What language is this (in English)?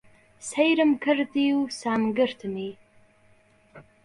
Central Kurdish